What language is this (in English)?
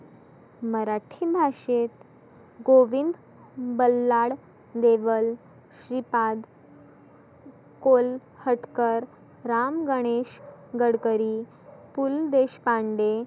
Marathi